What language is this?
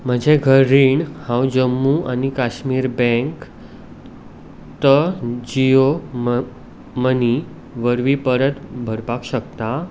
Konkani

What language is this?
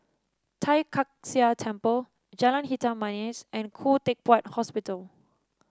English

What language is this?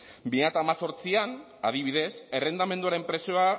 Basque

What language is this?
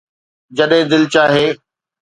Sindhi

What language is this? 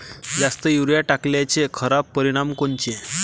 Marathi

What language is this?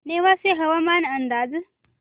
Marathi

